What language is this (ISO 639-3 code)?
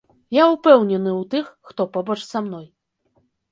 bel